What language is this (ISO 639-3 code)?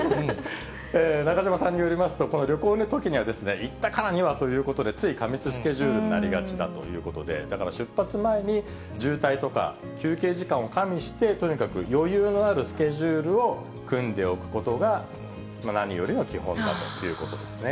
jpn